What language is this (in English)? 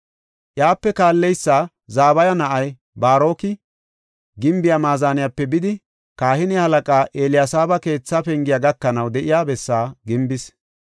Gofa